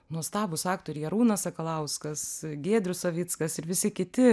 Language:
Lithuanian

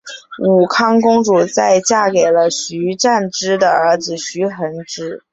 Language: Chinese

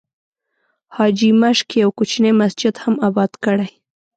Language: Pashto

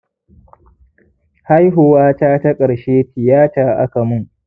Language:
Hausa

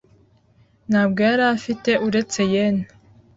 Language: Kinyarwanda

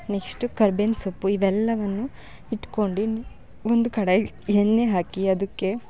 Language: Kannada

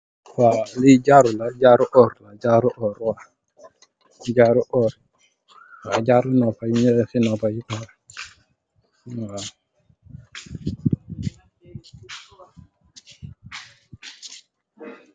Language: Wolof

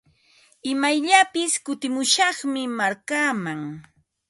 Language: Ambo-Pasco Quechua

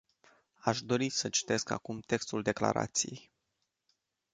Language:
Romanian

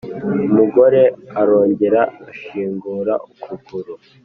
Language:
Kinyarwanda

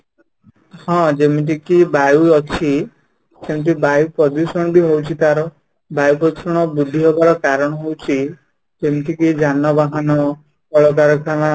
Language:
Odia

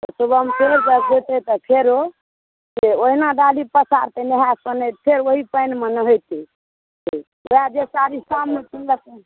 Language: Maithili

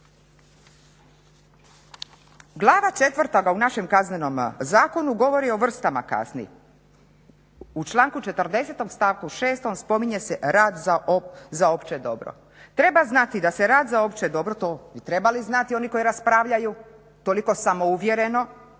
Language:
Croatian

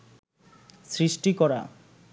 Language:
Bangla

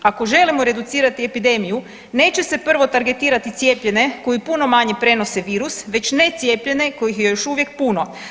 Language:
Croatian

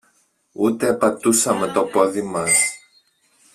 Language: Greek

